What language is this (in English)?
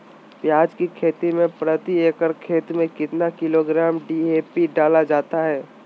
Magahi